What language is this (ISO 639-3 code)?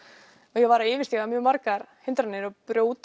isl